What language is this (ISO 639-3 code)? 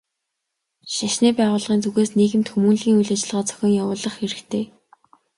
mon